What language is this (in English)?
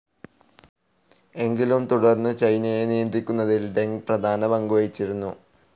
Malayalam